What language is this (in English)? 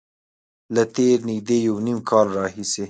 Pashto